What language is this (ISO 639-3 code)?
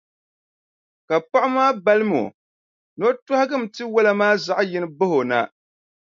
dag